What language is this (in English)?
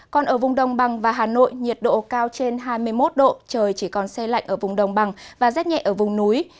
Vietnamese